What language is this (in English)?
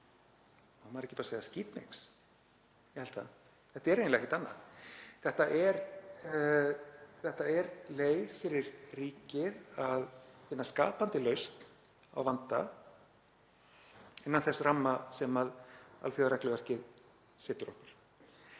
Icelandic